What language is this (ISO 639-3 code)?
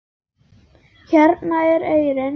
isl